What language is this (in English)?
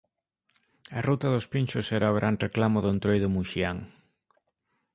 Galician